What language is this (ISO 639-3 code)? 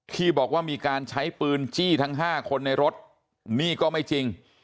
tha